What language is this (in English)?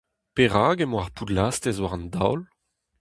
Breton